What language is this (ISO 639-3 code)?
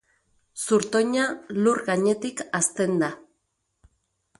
eus